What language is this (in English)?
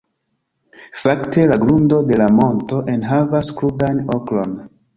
Esperanto